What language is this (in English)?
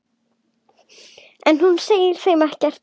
Icelandic